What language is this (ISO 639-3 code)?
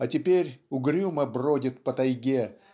rus